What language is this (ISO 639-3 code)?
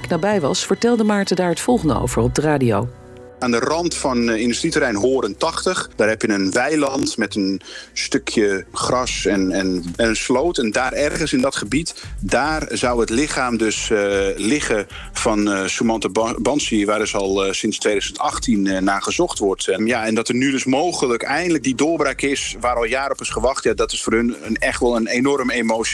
nld